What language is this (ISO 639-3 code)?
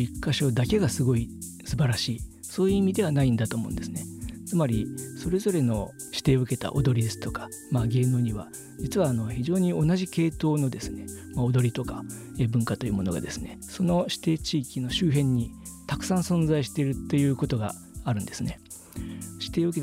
jpn